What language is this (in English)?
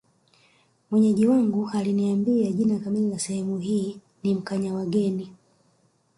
Swahili